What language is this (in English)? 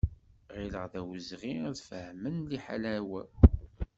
Kabyle